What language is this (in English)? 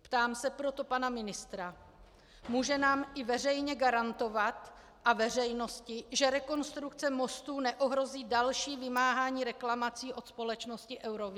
Czech